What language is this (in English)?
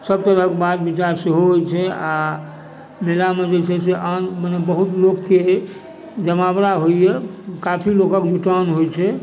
Maithili